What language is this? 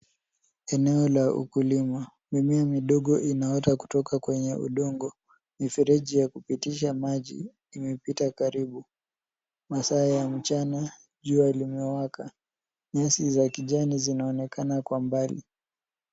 Swahili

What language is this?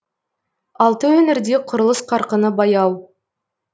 Kazakh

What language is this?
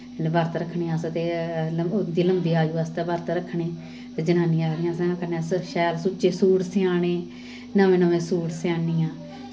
Dogri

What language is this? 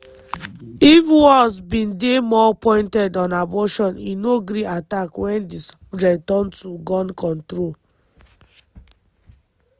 Nigerian Pidgin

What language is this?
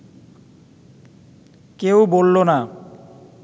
Bangla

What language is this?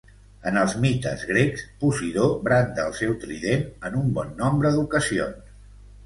Catalan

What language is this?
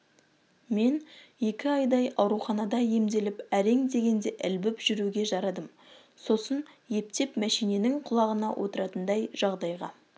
Kazakh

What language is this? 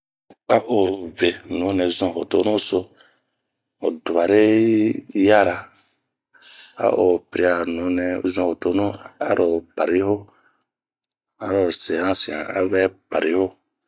Bomu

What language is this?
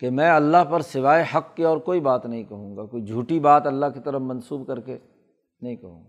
Urdu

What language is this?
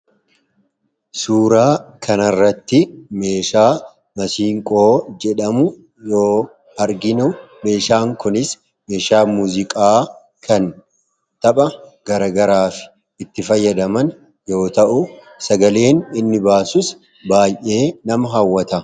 Oromo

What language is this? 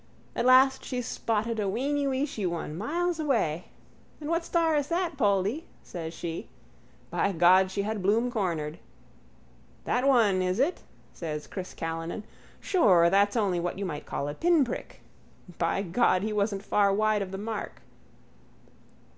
English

